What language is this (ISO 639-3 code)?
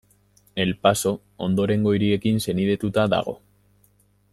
eus